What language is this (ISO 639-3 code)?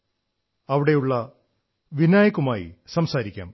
mal